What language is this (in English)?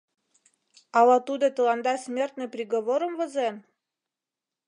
Mari